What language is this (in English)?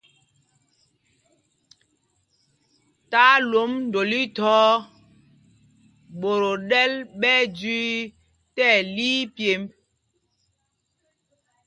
Mpumpong